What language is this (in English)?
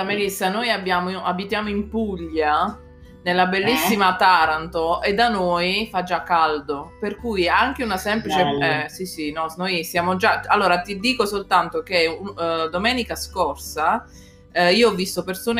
Italian